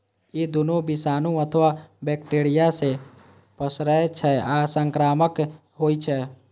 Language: Maithili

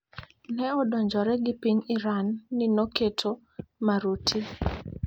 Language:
Luo (Kenya and Tanzania)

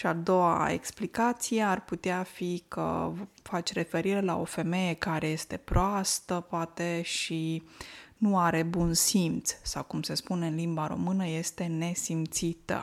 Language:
Romanian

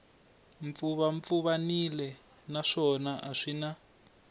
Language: Tsonga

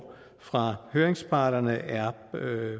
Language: Danish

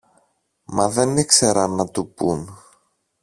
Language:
Greek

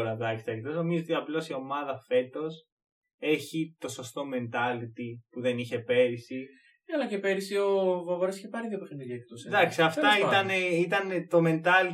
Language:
Greek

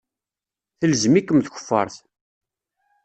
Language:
Kabyle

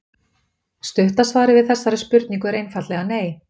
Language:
Icelandic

